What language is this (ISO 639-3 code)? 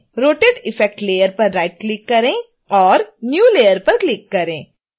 hin